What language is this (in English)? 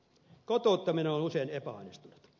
Finnish